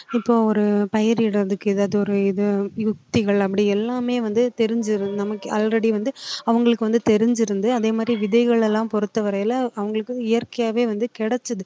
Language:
Tamil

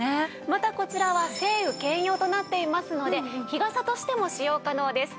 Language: Japanese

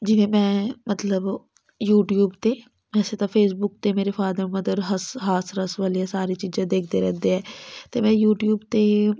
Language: Punjabi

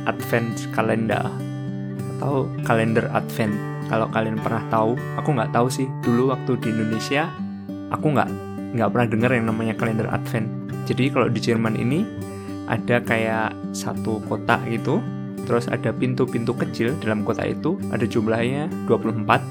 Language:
Indonesian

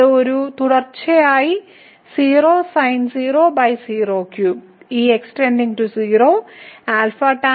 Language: Malayalam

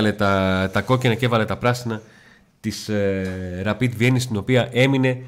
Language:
Greek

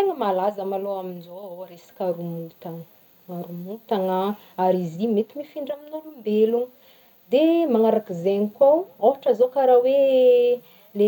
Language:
Northern Betsimisaraka Malagasy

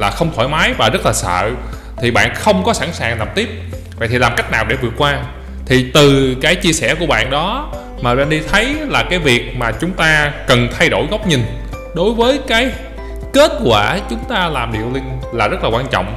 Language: Vietnamese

